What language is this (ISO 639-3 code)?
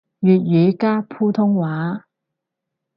yue